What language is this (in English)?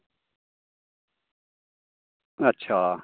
Dogri